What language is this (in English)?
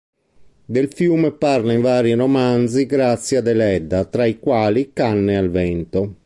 Italian